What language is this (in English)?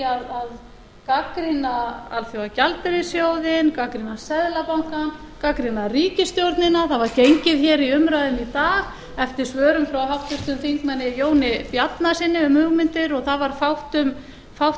Icelandic